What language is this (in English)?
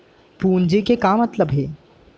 Chhattisgarhi